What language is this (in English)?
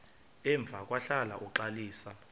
Xhosa